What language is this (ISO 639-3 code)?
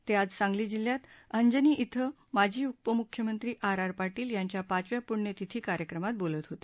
mar